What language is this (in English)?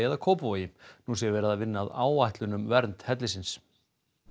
Icelandic